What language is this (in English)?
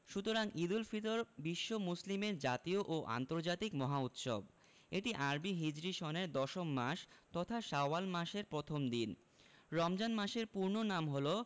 Bangla